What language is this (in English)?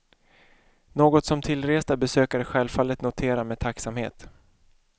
Swedish